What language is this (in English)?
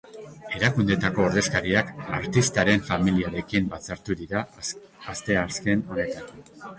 Basque